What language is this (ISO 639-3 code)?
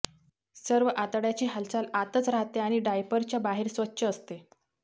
mar